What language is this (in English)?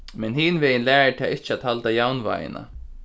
Faroese